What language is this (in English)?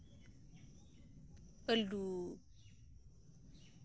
Santali